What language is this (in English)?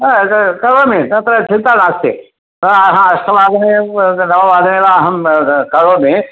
Sanskrit